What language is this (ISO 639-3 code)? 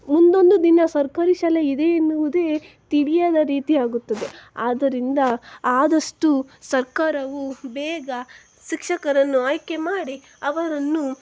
kan